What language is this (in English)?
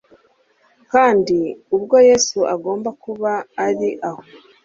Kinyarwanda